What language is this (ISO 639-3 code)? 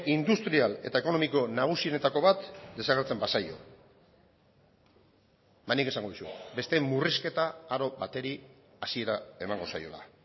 eus